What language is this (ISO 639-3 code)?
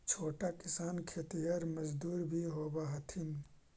mag